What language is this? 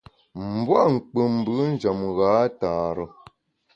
Bamun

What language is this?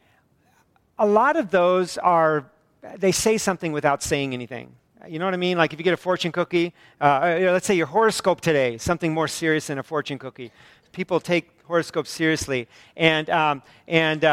English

